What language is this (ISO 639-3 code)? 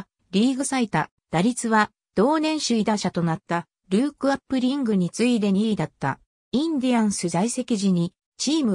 jpn